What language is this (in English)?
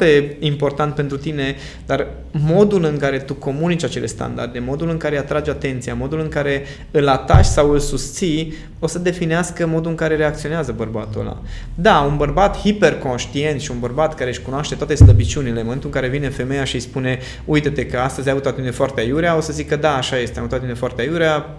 Romanian